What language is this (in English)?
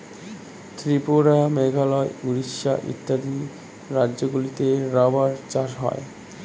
Bangla